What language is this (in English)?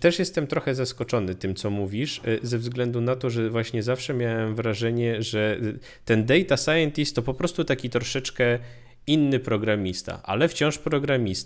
Polish